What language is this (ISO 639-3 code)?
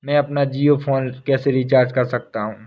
hin